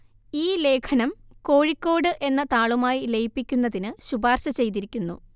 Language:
Malayalam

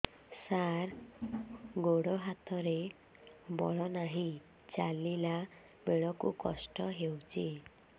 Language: Odia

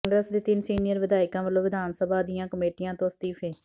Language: Punjabi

